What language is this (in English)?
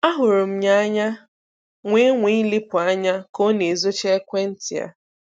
Igbo